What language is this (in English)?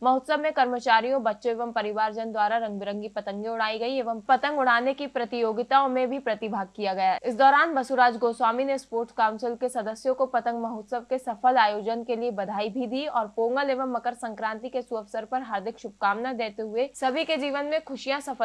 Hindi